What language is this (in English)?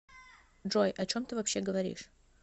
Russian